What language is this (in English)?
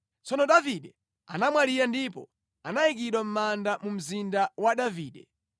Nyanja